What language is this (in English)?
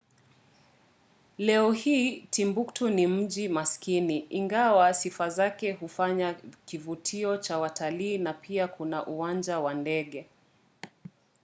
Swahili